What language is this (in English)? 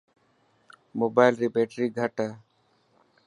Dhatki